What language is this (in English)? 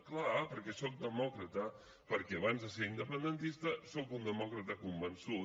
Catalan